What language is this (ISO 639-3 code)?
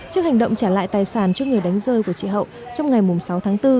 vie